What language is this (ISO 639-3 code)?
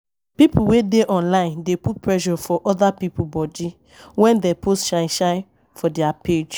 pcm